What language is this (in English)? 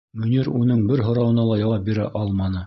Bashkir